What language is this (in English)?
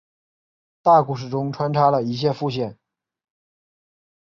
Chinese